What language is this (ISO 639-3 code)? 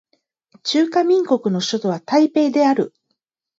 jpn